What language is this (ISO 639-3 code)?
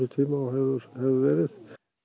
isl